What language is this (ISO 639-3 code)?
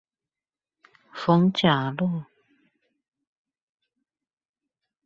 zho